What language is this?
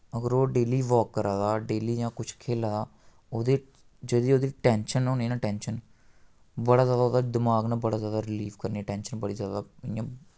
Dogri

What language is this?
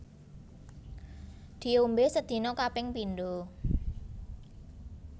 Javanese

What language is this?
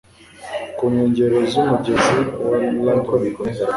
Kinyarwanda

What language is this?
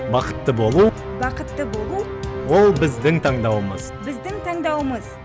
Kazakh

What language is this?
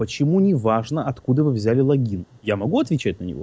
Russian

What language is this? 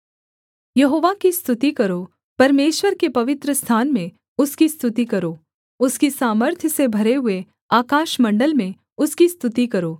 Hindi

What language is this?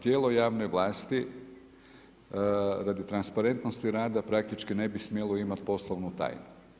Croatian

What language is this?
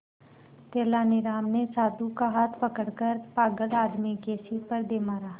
Hindi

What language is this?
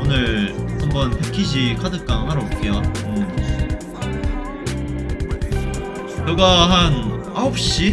Korean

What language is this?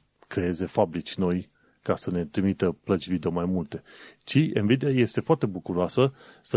Romanian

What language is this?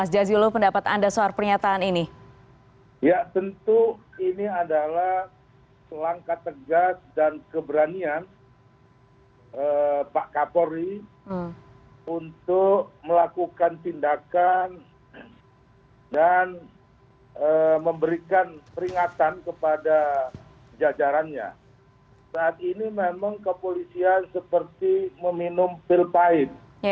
Indonesian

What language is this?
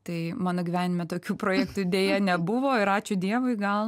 Lithuanian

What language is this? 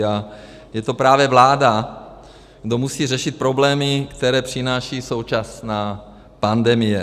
Czech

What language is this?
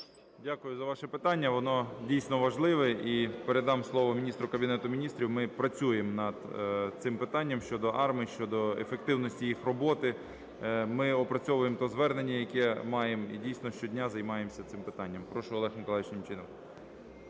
Ukrainian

